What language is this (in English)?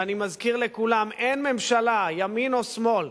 Hebrew